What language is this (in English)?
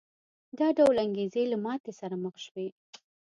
Pashto